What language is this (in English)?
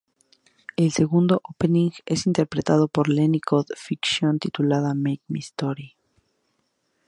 Spanish